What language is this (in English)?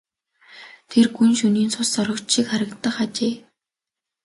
Mongolian